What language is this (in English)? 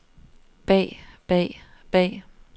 Danish